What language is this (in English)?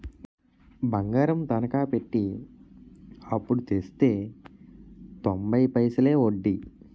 Telugu